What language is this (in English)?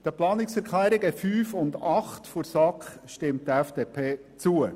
Swiss German